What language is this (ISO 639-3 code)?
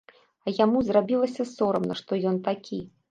bel